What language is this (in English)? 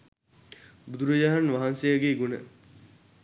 Sinhala